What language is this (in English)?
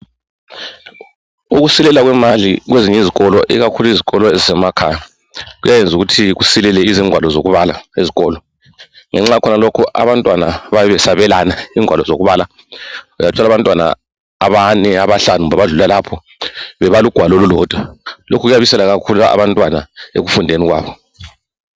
North Ndebele